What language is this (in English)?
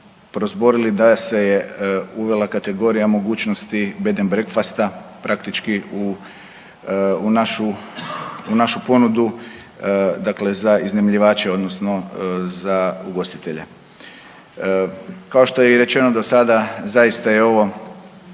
Croatian